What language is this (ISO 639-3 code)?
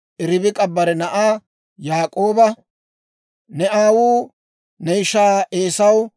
dwr